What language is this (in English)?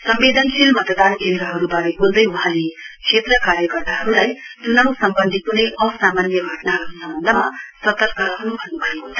Nepali